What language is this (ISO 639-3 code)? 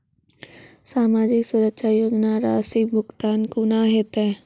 mai